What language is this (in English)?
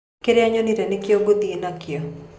Kikuyu